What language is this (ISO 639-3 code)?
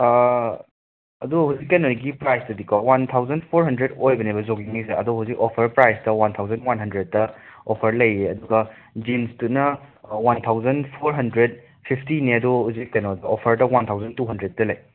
mni